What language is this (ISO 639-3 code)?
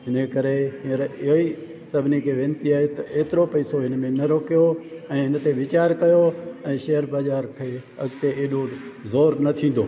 snd